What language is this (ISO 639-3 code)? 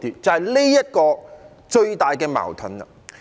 yue